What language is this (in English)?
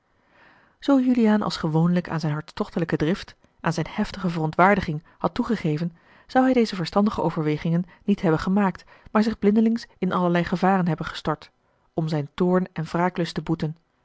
Dutch